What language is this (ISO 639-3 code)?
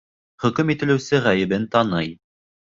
bak